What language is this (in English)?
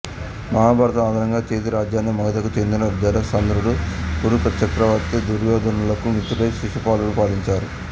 Telugu